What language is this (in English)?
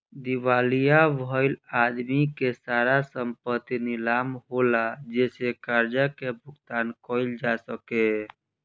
Bhojpuri